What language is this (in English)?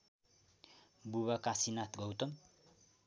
Nepali